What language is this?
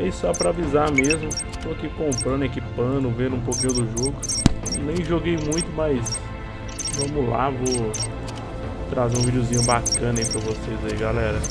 Portuguese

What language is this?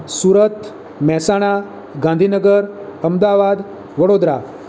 Gujarati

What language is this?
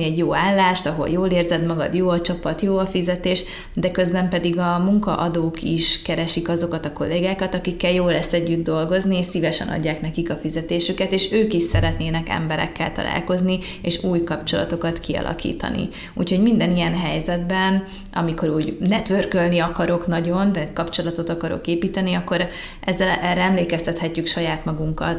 Hungarian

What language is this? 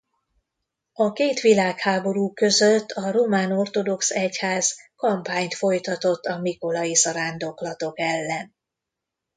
Hungarian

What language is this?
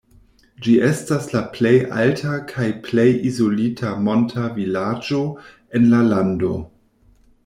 Esperanto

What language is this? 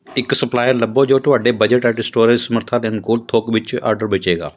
Punjabi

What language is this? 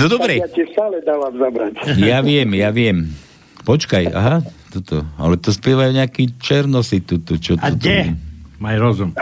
Slovak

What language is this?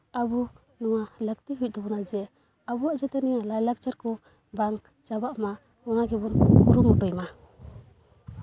Santali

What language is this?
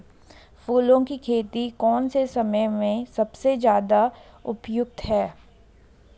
Hindi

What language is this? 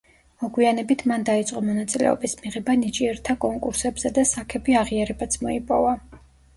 Georgian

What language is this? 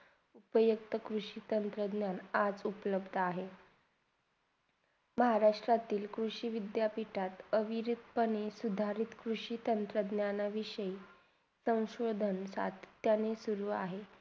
Marathi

